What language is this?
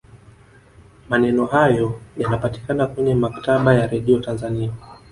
Swahili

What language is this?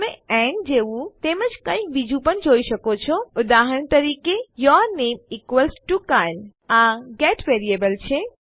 Gujarati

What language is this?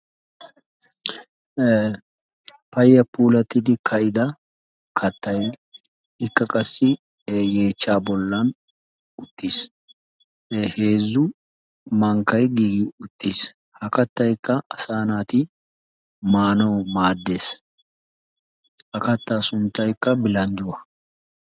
Wolaytta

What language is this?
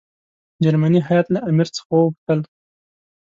Pashto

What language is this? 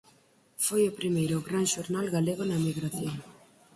Galician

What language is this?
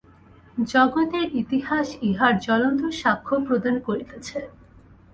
Bangla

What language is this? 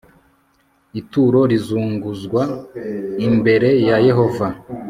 Kinyarwanda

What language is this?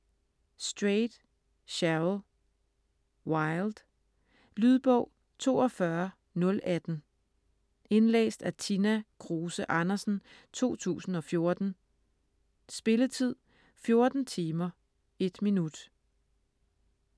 Danish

